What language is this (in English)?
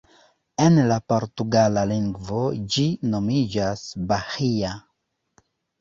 Esperanto